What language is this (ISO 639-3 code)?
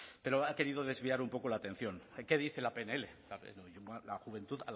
spa